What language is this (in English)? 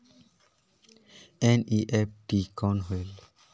Chhattisgarhi